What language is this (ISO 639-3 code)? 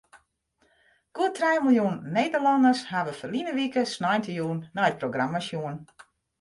fry